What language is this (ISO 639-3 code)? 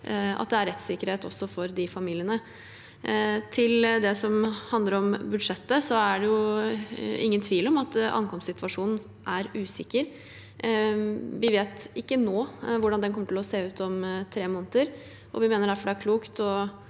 nor